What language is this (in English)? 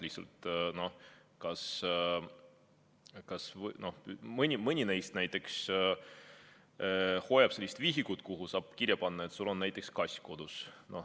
Estonian